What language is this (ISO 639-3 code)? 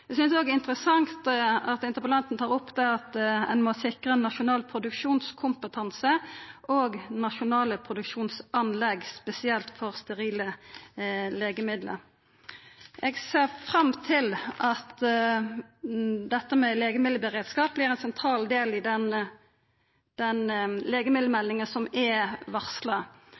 nno